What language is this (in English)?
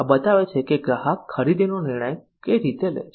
Gujarati